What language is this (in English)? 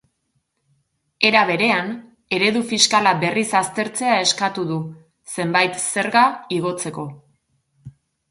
Basque